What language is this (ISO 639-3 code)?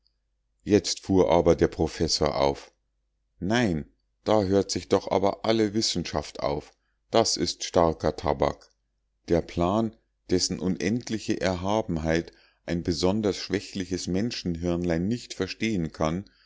deu